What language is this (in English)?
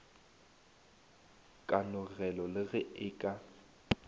Northern Sotho